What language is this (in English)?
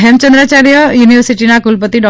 Gujarati